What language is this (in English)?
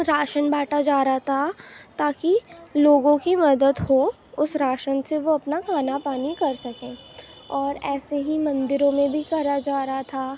Urdu